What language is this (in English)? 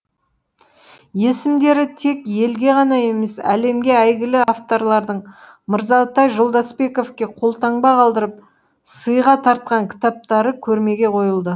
Kazakh